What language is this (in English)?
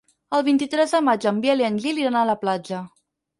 Catalan